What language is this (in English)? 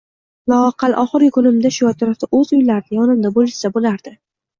Uzbek